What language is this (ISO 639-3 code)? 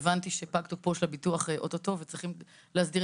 heb